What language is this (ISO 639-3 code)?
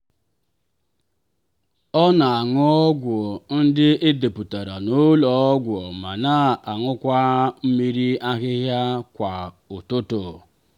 ibo